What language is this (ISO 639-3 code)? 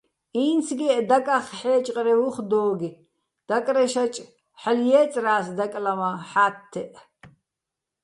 bbl